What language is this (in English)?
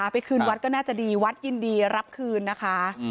Thai